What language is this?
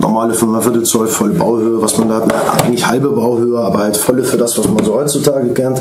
German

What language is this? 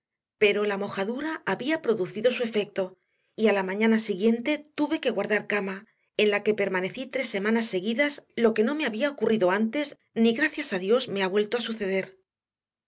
Spanish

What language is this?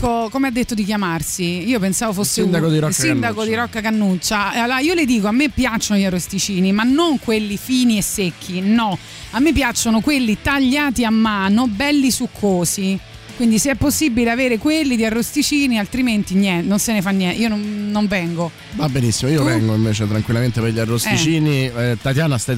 Italian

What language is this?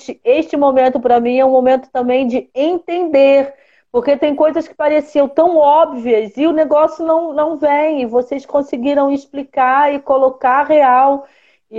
Portuguese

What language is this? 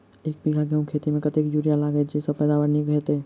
Maithili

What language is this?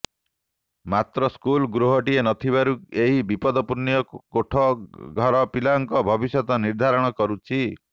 Odia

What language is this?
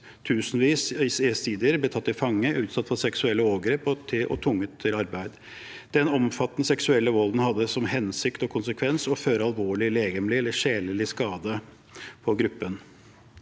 Norwegian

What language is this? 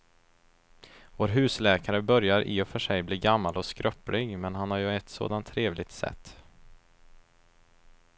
Swedish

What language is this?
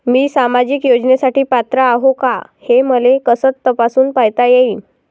Marathi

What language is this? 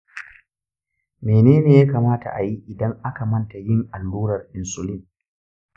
Hausa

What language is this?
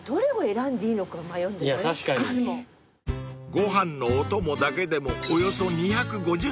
Japanese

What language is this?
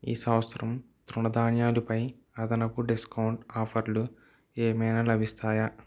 Telugu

